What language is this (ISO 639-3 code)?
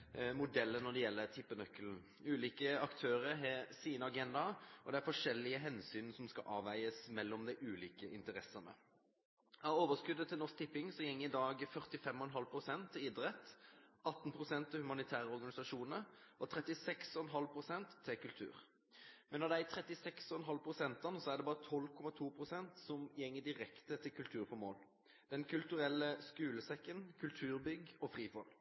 nob